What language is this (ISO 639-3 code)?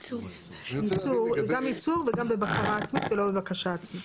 heb